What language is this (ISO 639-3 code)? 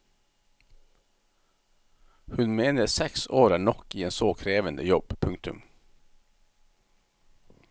nor